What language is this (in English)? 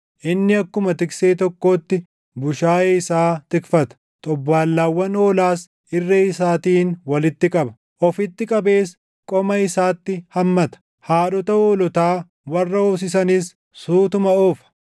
Oromo